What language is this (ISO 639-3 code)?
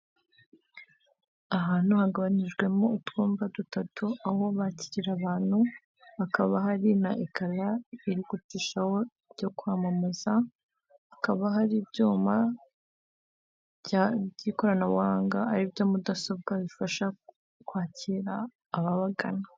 kin